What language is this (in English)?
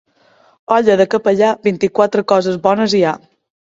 Catalan